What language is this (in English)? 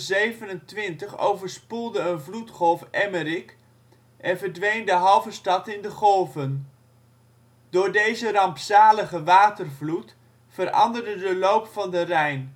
Dutch